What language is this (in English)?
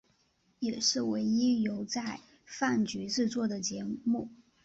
Chinese